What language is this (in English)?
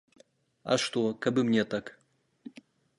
Belarusian